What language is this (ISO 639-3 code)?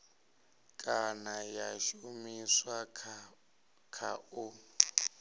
ven